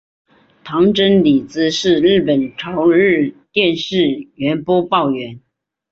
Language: Chinese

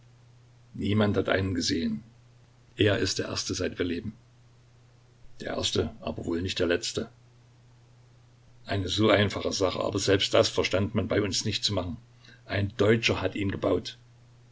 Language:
German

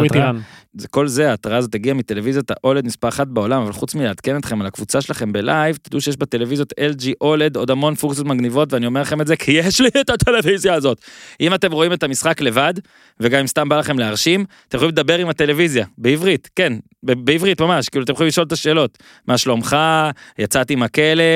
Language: Hebrew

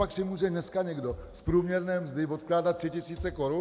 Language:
Czech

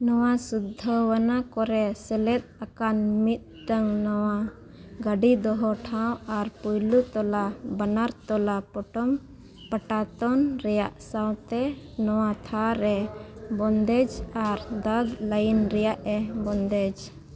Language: Santali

